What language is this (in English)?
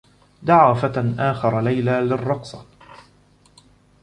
Arabic